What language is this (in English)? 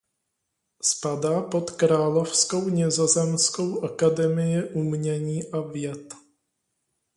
Czech